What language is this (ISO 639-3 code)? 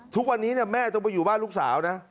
tha